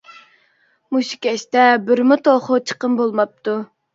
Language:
Uyghur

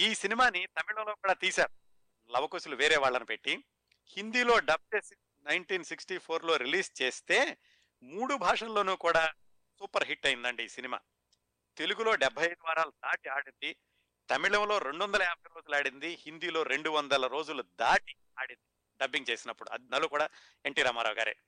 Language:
Telugu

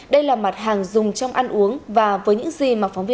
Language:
Vietnamese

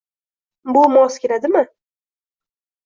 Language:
Uzbek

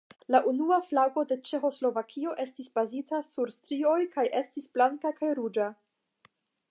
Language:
Esperanto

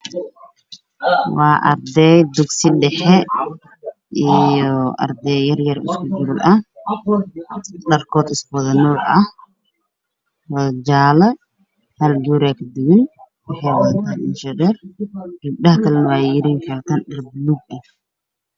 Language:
Somali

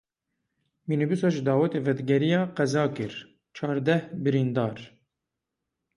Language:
Kurdish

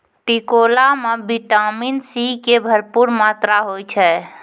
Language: Maithili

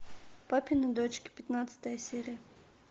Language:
Russian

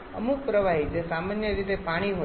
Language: Gujarati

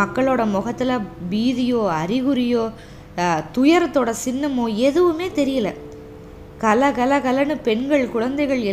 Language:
Tamil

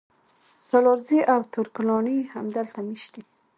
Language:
Pashto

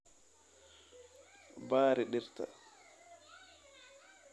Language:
Somali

